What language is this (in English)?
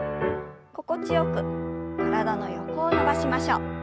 Japanese